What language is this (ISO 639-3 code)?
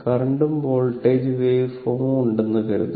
mal